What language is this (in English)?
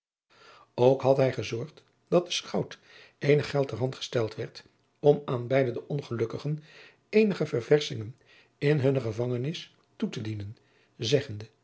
Dutch